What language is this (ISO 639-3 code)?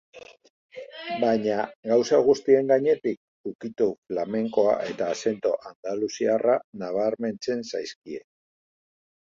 eus